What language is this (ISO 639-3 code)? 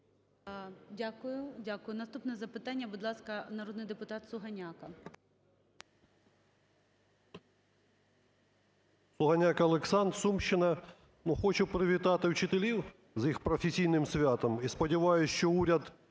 ukr